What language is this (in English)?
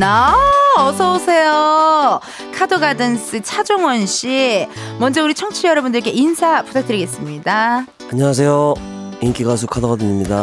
Korean